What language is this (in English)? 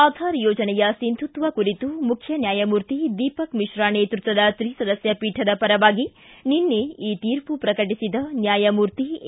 Kannada